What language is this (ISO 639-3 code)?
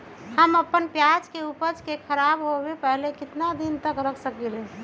mag